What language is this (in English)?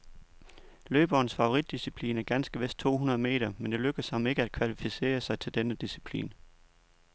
Danish